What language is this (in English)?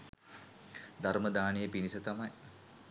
Sinhala